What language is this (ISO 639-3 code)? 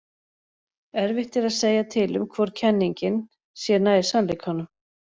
isl